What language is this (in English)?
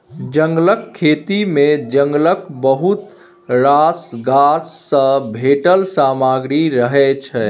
Maithili